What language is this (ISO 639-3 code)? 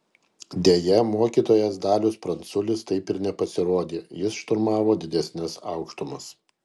lit